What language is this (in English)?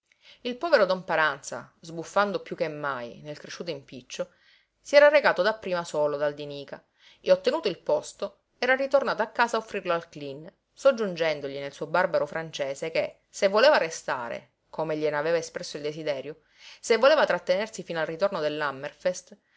Italian